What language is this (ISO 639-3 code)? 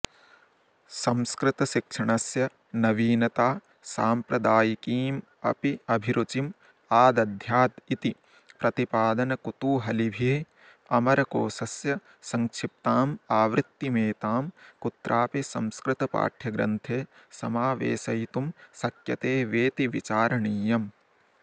san